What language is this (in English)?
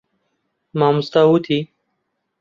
Central Kurdish